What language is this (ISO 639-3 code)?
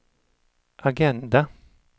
swe